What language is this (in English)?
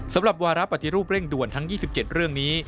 Thai